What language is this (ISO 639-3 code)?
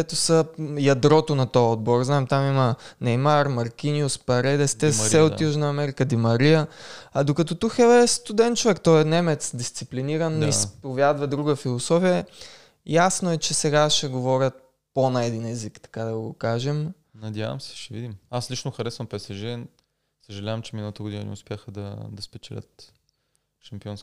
bul